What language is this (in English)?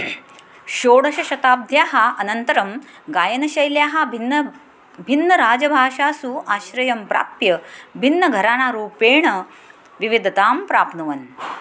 Sanskrit